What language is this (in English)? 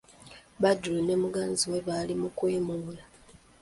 Ganda